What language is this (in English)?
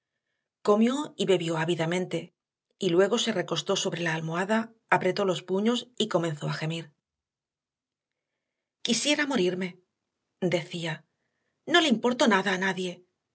Spanish